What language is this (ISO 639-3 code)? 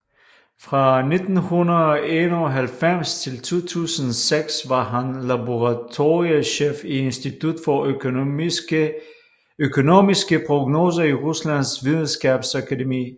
dan